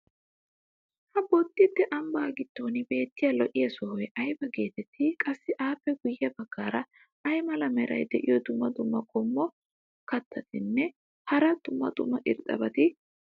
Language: Wolaytta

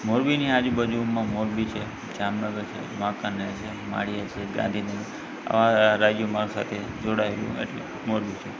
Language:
Gujarati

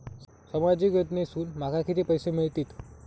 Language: Marathi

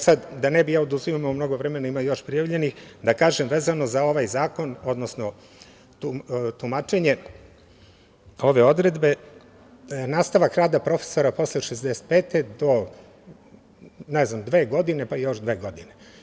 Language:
Serbian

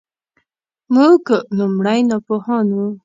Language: Pashto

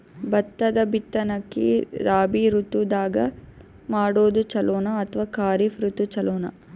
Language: Kannada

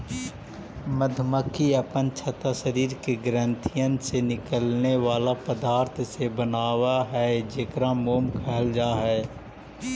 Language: Magahi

